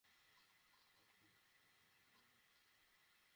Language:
Bangla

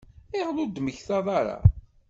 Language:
Kabyle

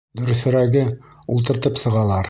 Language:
Bashkir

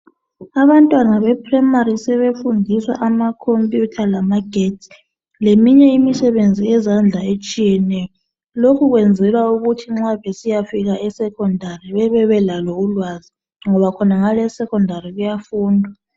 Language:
North Ndebele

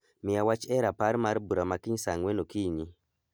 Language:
Luo (Kenya and Tanzania)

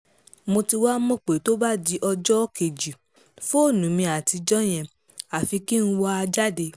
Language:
Yoruba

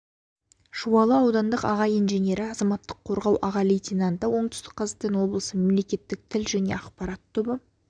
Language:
Kazakh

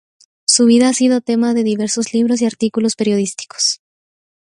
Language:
Spanish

